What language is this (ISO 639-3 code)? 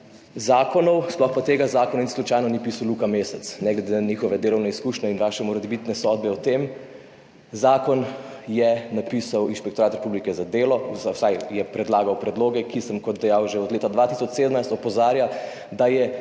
slv